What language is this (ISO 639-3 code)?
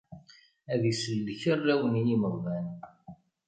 kab